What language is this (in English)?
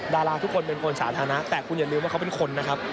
Thai